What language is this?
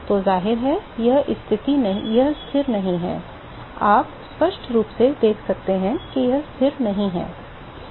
Hindi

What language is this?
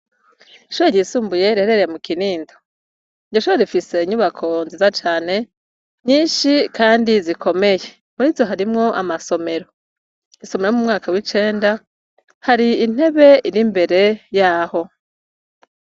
Rundi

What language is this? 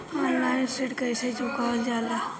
Bhojpuri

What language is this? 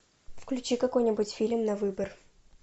Russian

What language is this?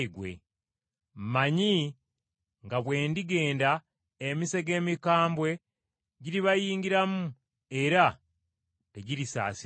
Ganda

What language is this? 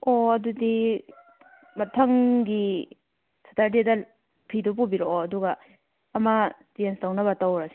Manipuri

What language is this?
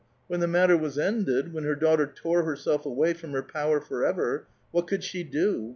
English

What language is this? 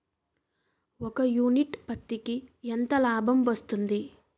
Telugu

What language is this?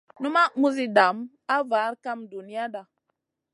Masana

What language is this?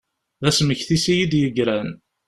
Kabyle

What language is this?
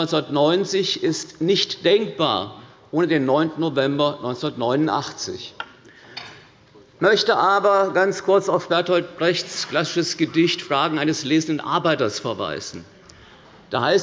German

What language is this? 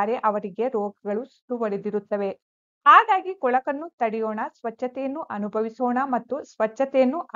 Kannada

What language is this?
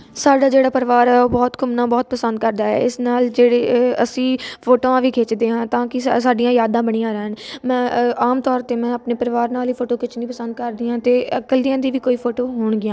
Punjabi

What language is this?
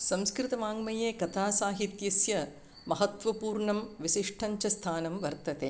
Sanskrit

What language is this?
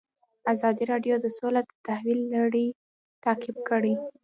Pashto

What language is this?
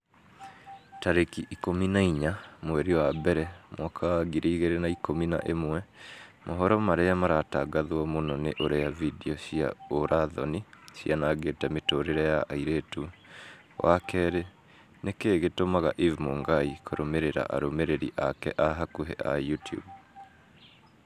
Kikuyu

